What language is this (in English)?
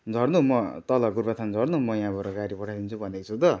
Nepali